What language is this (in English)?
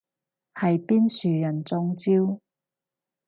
Cantonese